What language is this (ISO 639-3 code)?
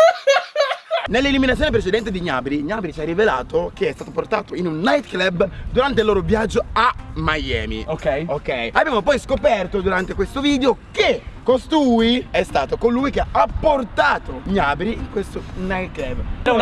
ita